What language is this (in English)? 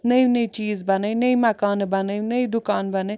Kashmiri